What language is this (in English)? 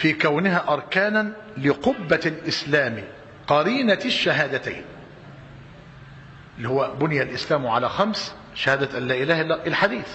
Arabic